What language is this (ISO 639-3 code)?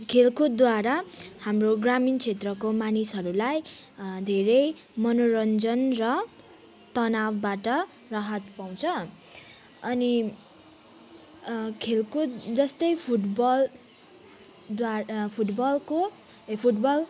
nep